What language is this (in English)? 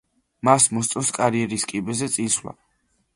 Georgian